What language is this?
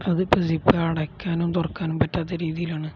Malayalam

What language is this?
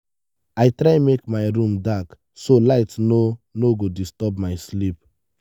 Nigerian Pidgin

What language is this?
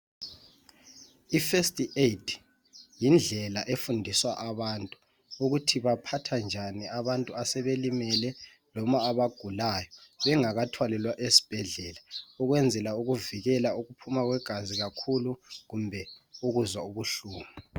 North Ndebele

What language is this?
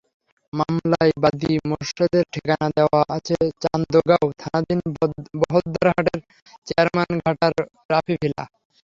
Bangla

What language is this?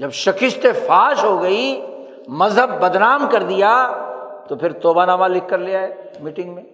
Urdu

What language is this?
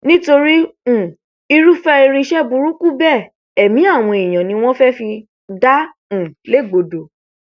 Yoruba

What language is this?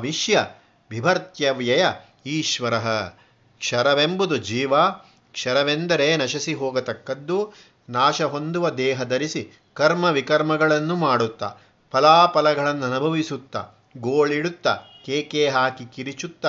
Kannada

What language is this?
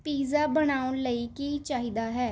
Punjabi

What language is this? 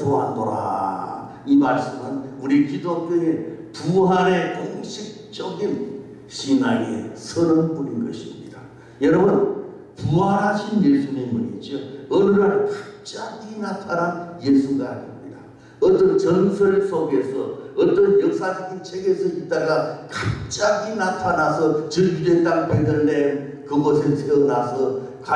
Korean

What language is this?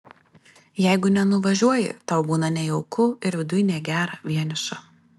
Lithuanian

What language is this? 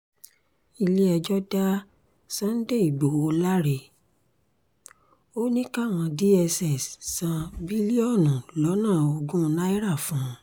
Yoruba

